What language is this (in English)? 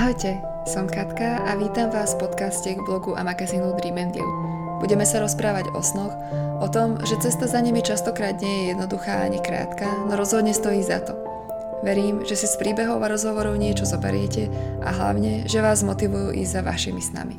Slovak